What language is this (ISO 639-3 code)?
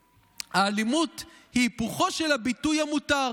heb